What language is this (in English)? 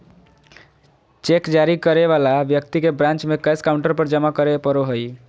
Magahi